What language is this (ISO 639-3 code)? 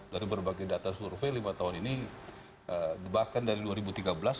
ind